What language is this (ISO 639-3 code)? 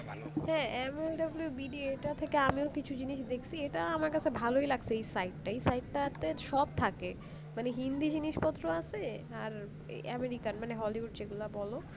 ben